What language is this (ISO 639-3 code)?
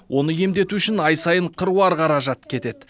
kaz